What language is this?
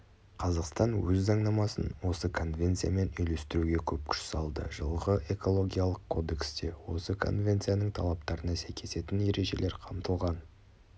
Kazakh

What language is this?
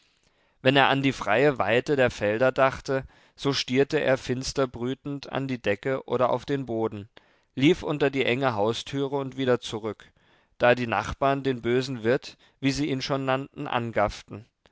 German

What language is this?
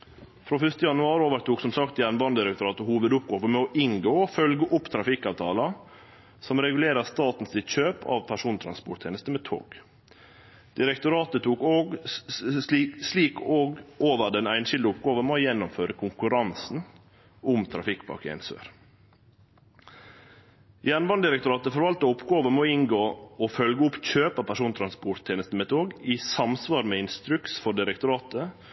Norwegian Nynorsk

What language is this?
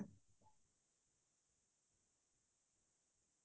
Assamese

